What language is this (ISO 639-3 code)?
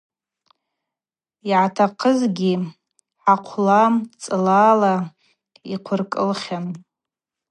abq